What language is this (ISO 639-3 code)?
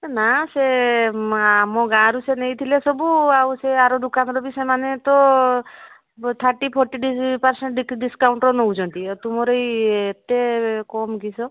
ori